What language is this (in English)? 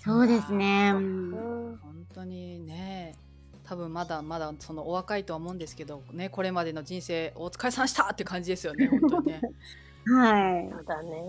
Japanese